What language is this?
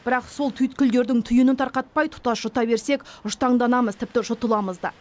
Kazakh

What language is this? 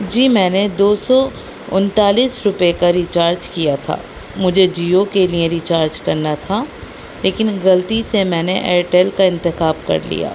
Urdu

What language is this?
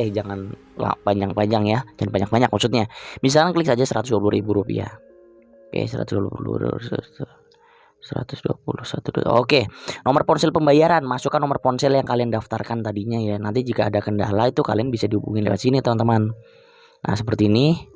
Indonesian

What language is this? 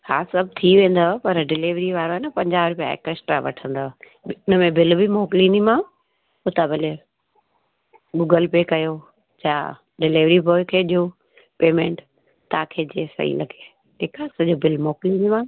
Sindhi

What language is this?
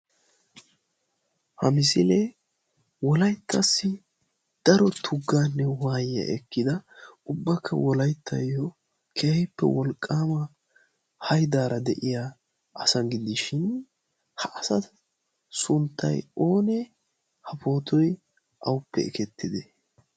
Wolaytta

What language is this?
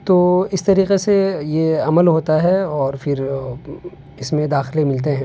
Urdu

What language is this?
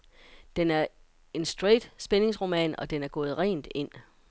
Danish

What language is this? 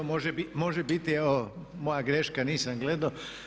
Croatian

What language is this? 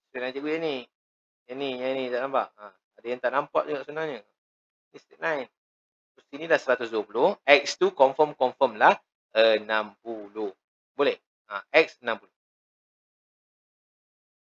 Malay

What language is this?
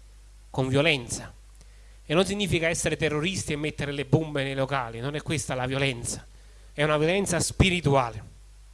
Italian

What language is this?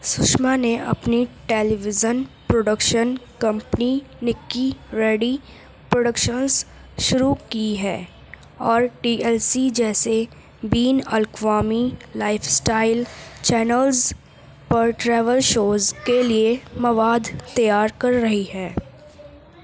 Urdu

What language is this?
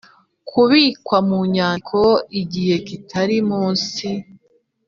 Kinyarwanda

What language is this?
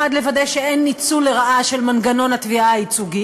Hebrew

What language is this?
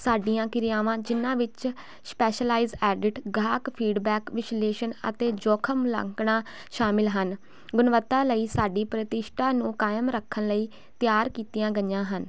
Punjabi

